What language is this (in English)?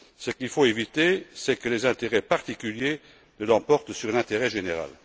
French